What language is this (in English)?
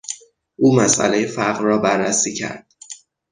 Persian